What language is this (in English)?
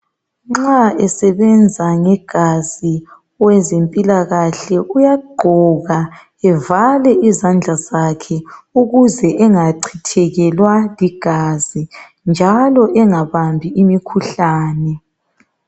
North Ndebele